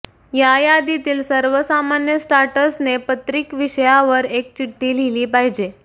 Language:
Marathi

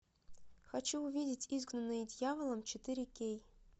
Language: Russian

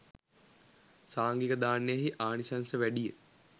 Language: Sinhala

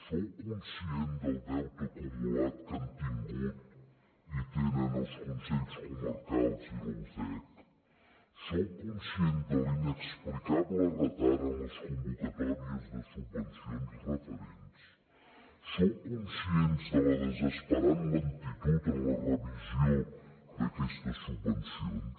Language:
Catalan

